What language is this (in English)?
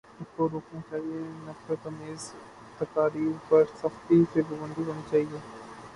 Urdu